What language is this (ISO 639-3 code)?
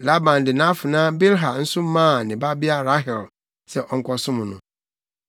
aka